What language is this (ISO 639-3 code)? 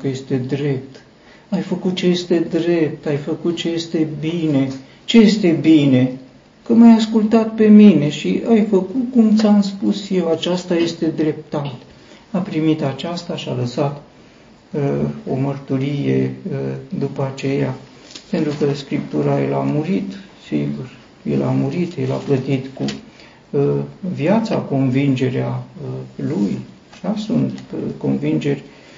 ron